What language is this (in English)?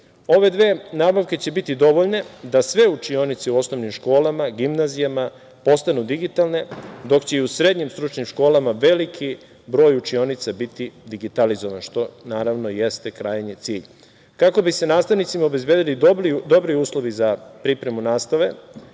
Serbian